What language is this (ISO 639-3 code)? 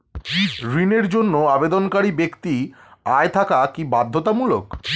ben